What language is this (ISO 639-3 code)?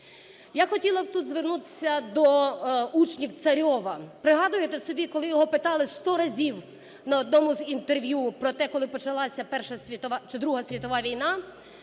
ukr